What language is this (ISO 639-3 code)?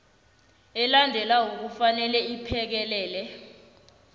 nbl